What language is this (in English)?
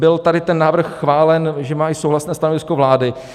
Czech